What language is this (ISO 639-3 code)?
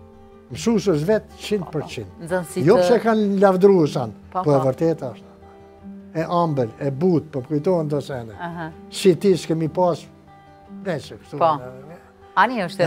ron